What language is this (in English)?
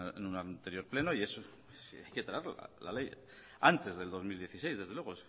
Spanish